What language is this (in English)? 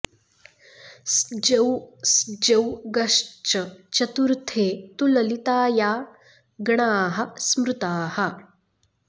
Sanskrit